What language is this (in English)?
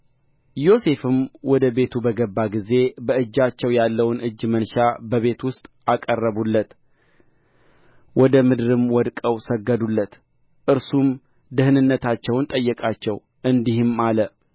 Amharic